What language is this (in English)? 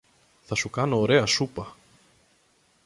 Greek